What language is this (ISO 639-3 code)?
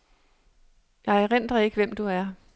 dan